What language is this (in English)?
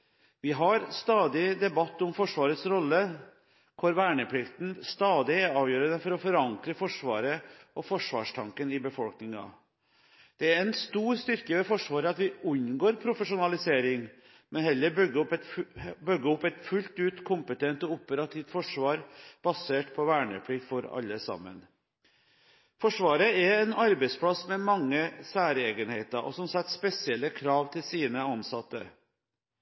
Norwegian Bokmål